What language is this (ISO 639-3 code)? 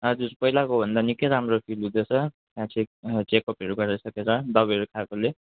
nep